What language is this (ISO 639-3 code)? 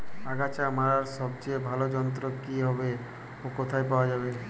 ben